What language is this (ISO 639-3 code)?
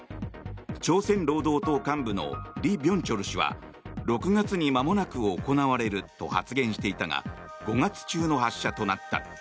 jpn